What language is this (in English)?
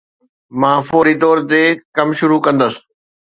Sindhi